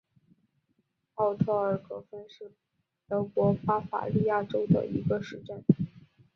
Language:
Chinese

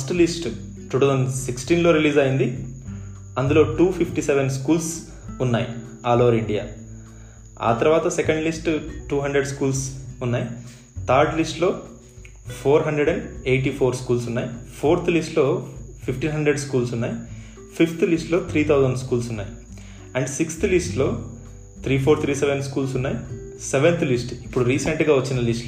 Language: Telugu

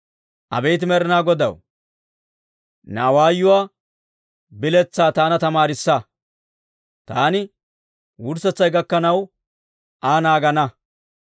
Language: Dawro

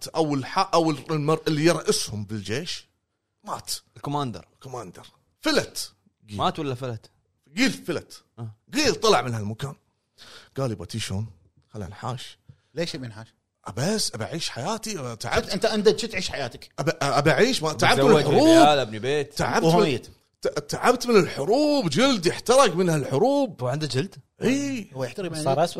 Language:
Arabic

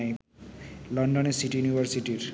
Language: Bangla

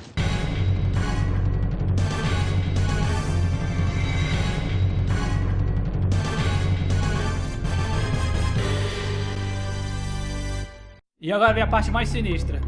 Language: Portuguese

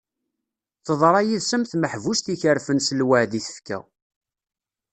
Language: Kabyle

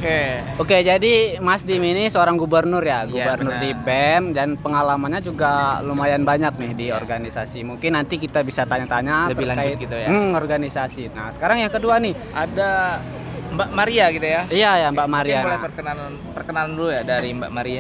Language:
Indonesian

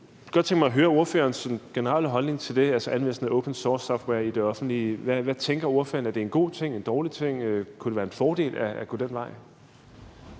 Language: Danish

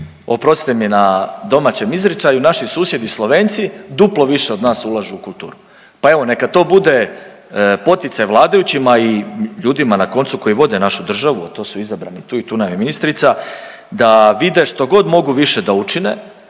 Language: Croatian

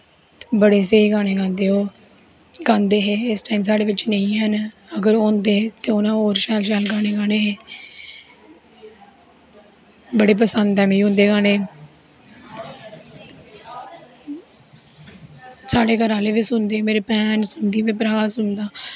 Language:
Dogri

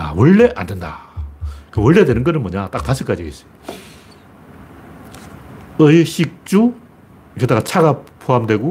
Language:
Korean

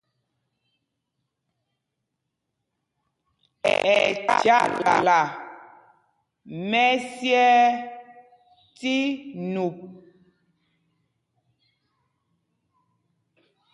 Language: Mpumpong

